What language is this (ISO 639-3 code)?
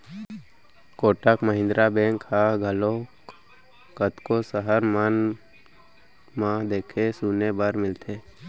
hne